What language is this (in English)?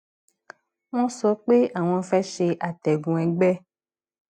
Yoruba